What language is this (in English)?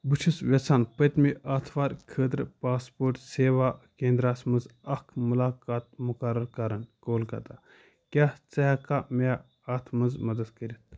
Kashmiri